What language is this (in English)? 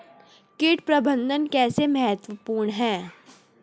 Hindi